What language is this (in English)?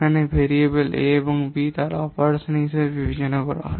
Bangla